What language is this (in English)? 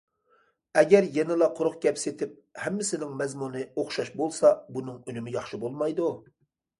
Uyghur